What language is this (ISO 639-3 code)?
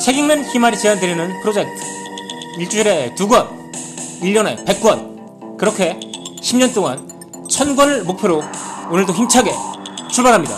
kor